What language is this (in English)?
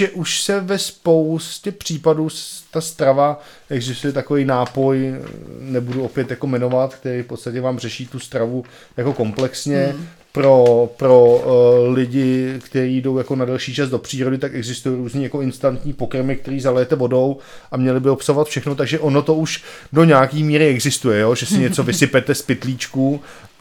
Czech